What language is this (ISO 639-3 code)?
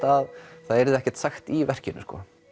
isl